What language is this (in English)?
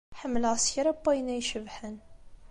Kabyle